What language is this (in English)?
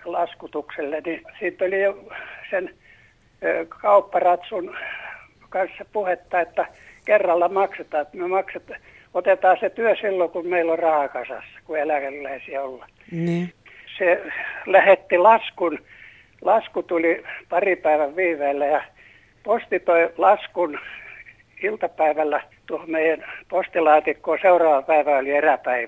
Finnish